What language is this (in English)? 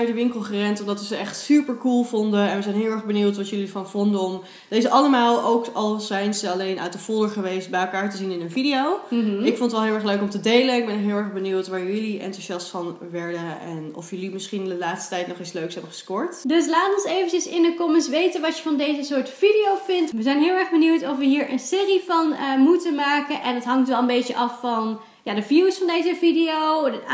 Dutch